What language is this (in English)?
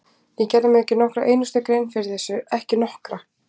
Icelandic